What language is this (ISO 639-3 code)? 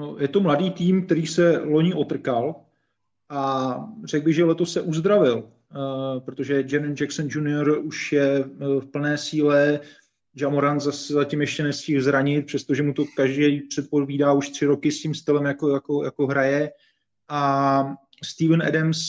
ces